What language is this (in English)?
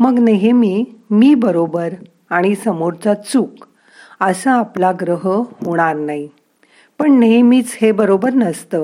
Marathi